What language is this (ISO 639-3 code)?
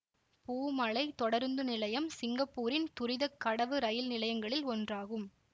tam